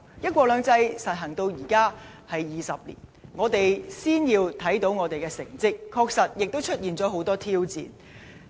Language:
Cantonese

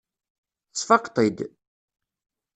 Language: Kabyle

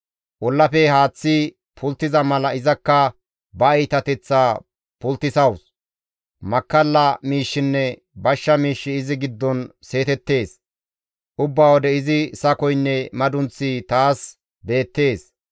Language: Gamo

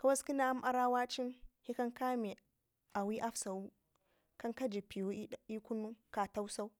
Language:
Ngizim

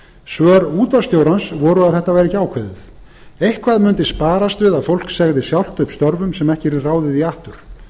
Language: Icelandic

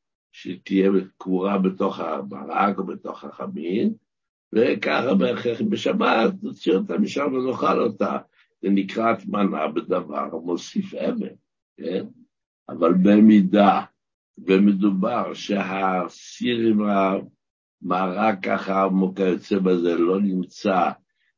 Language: Hebrew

